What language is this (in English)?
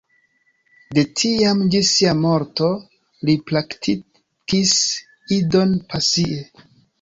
Esperanto